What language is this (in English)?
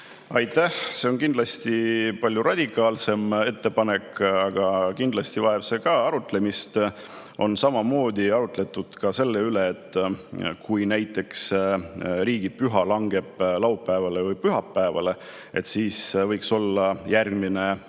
Estonian